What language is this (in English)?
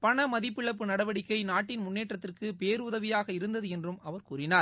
Tamil